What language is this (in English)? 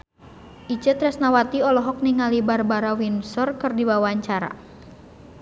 Sundanese